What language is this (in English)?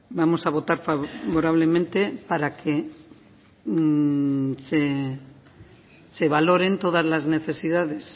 Spanish